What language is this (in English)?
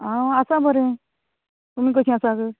Konkani